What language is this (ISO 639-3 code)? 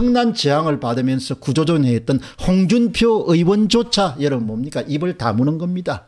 kor